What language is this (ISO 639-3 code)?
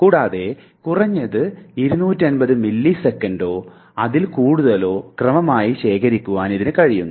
mal